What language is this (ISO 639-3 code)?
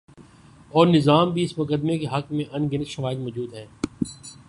urd